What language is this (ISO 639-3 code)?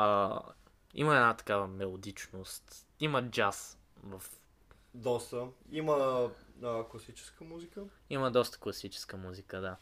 bul